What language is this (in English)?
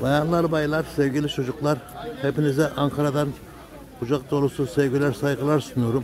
Turkish